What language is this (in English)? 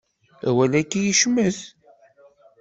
Kabyle